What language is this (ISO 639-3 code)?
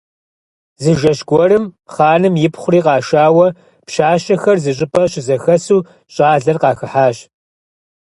kbd